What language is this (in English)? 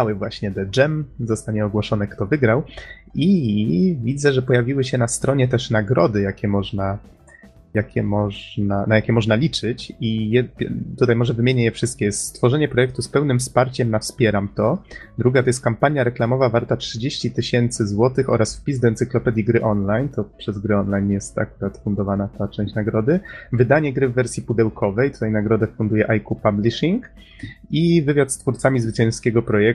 Polish